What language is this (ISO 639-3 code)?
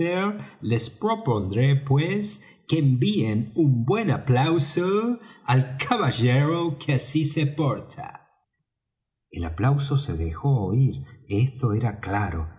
spa